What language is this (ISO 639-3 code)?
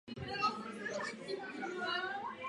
ces